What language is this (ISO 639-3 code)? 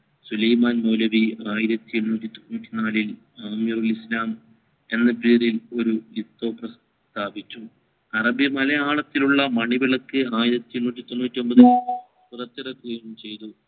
mal